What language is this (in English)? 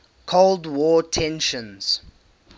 English